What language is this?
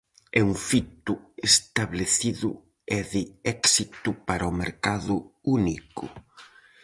Galician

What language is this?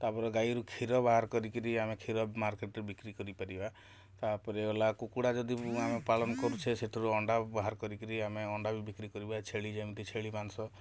Odia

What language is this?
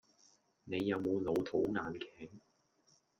Cantonese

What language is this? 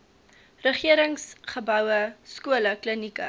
Afrikaans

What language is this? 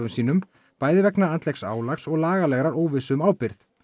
Icelandic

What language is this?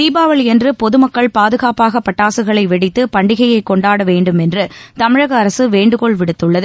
Tamil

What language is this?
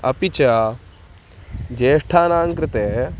Sanskrit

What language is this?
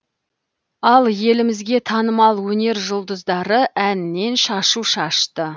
Kazakh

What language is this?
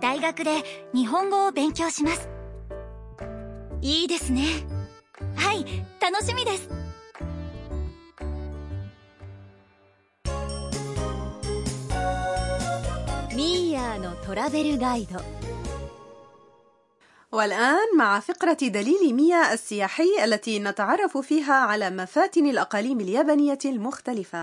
Arabic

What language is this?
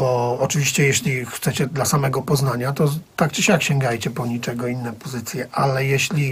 Polish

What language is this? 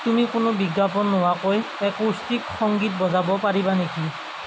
Assamese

